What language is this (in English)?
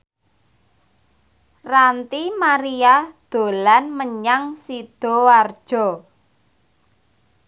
Javanese